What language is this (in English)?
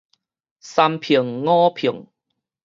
Min Nan Chinese